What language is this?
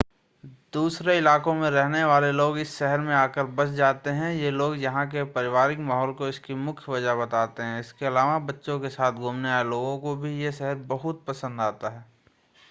Hindi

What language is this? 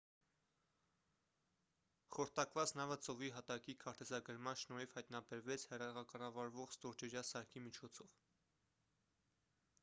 Armenian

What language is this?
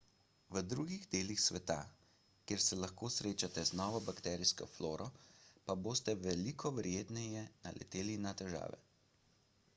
Slovenian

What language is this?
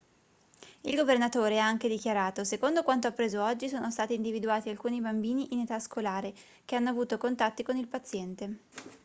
Italian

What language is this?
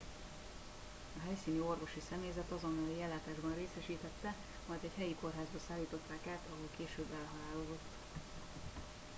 Hungarian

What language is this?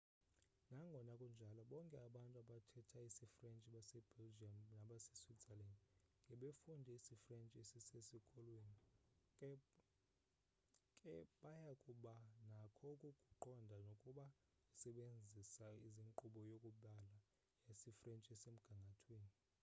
Xhosa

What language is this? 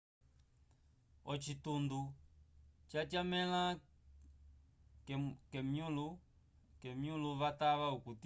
Umbundu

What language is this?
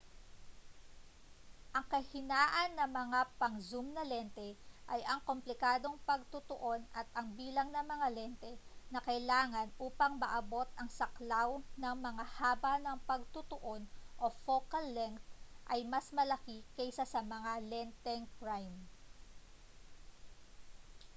Filipino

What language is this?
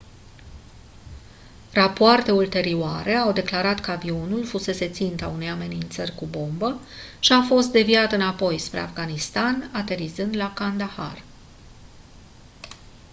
Romanian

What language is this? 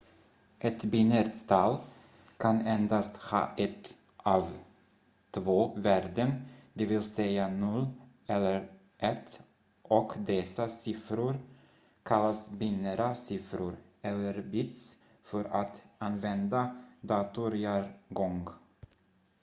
Swedish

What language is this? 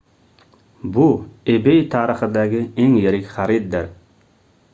Uzbek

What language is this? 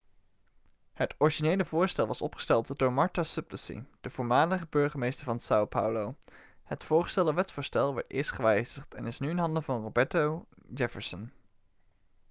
Dutch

